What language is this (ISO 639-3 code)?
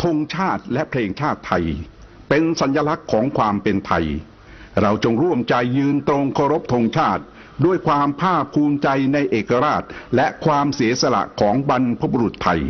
tha